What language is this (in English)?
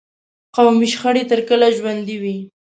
Pashto